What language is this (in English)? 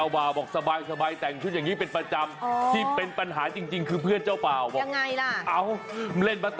Thai